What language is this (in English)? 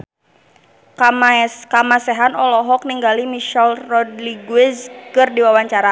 Sundanese